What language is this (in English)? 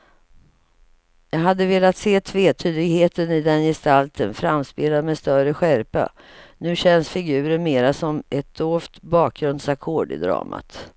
Swedish